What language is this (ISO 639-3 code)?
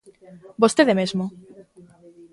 glg